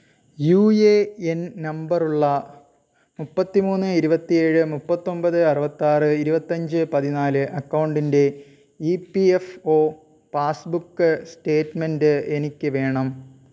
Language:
Malayalam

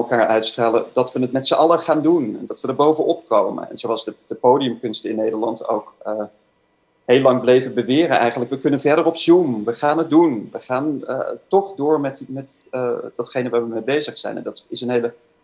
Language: Dutch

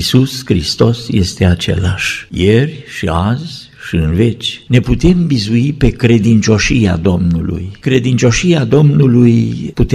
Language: Romanian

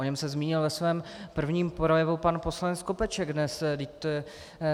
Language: Czech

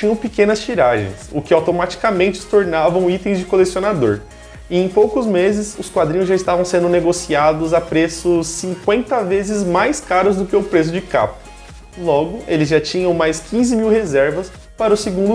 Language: Portuguese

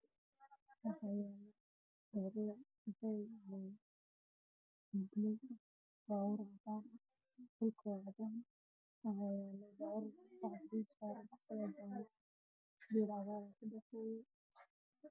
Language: Somali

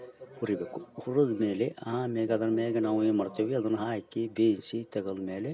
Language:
Kannada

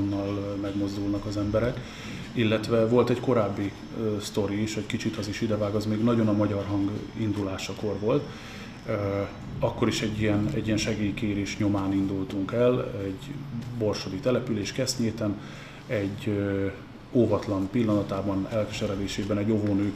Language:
Hungarian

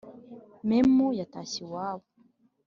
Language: Kinyarwanda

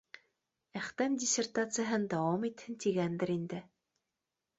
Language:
Bashkir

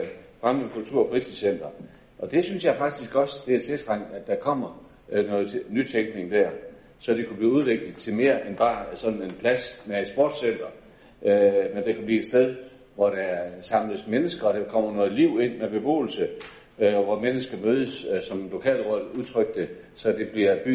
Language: Danish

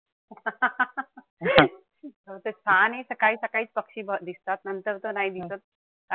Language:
Marathi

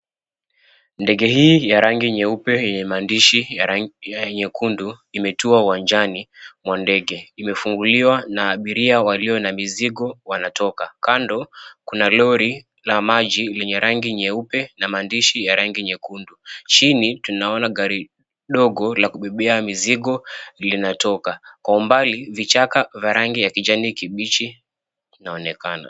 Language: Swahili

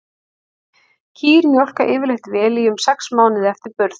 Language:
Icelandic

